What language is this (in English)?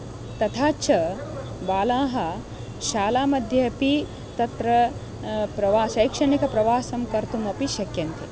Sanskrit